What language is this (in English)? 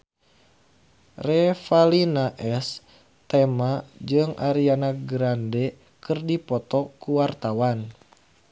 Sundanese